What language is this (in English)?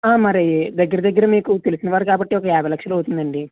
Telugu